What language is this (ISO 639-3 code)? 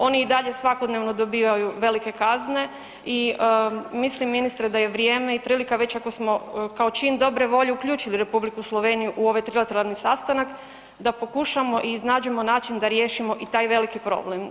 hrv